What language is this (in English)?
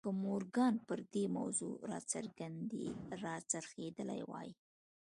Pashto